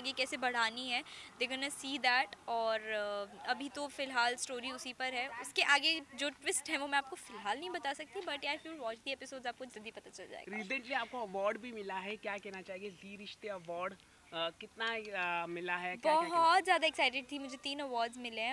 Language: Hindi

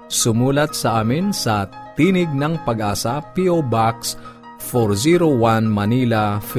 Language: Filipino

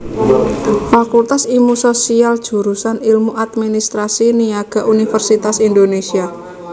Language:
Javanese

